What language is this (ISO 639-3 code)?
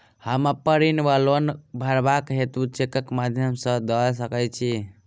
mai